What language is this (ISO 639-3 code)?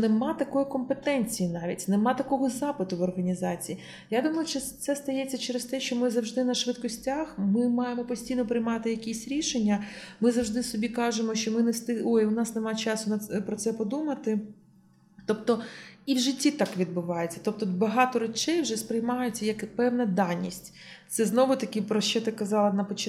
ukr